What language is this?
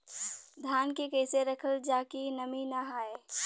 Bhojpuri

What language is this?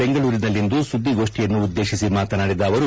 Kannada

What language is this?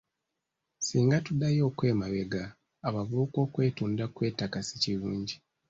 Ganda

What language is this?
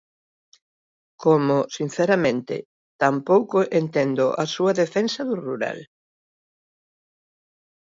Galician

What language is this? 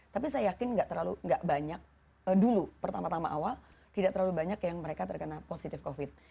Indonesian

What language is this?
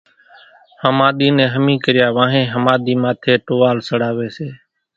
Kachi Koli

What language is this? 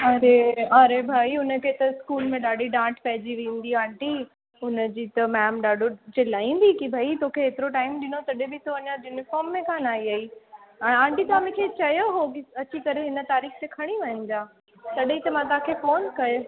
Sindhi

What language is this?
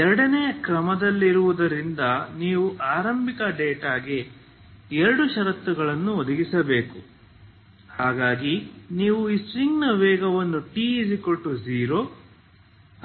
Kannada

